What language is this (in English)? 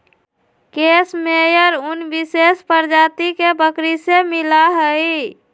Magahi